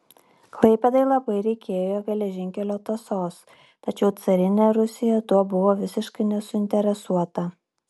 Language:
Lithuanian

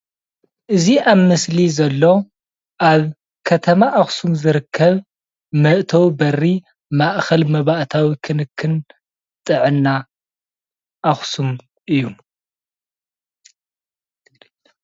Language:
Tigrinya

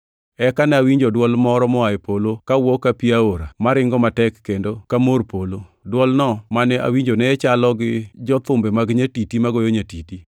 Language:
Luo (Kenya and Tanzania)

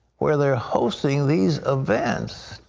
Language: English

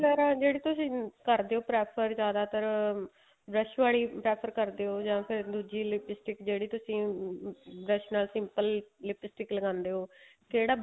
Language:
Punjabi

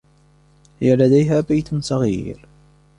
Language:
Arabic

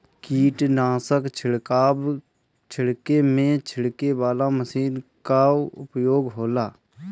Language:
Bhojpuri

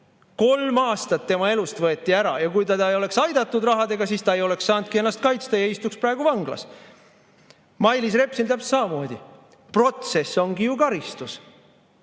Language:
Estonian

